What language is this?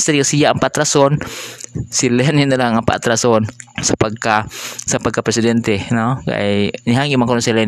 Filipino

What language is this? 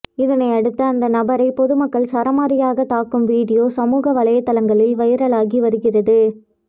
Tamil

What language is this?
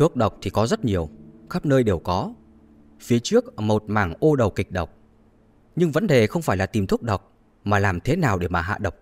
Vietnamese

